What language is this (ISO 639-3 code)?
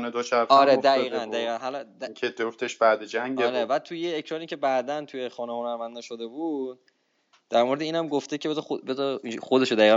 fas